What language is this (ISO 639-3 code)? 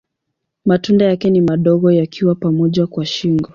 swa